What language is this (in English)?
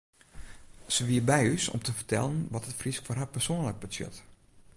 Western Frisian